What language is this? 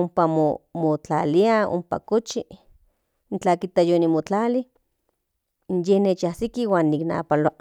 Central Nahuatl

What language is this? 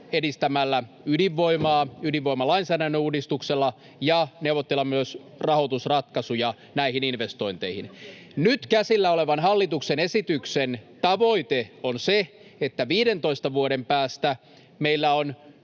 Finnish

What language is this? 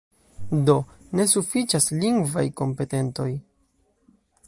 Esperanto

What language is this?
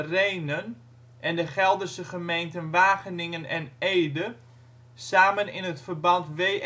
Dutch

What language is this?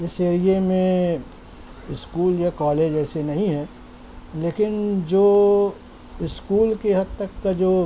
Urdu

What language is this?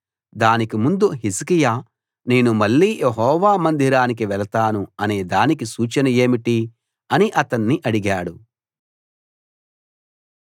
Telugu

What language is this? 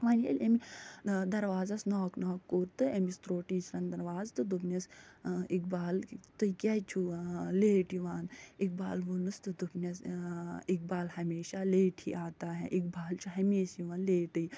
Kashmiri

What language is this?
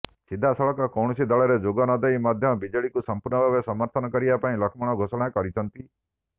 Odia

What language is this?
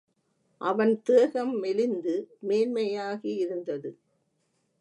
Tamil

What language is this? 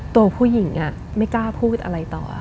Thai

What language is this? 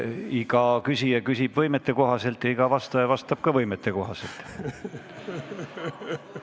Estonian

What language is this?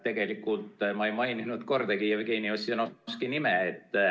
Estonian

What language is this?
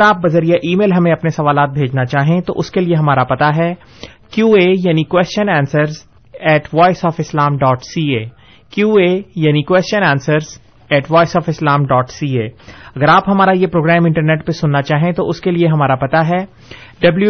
Urdu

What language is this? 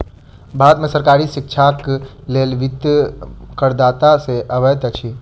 Maithili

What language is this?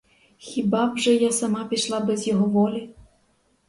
Ukrainian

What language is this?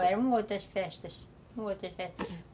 Portuguese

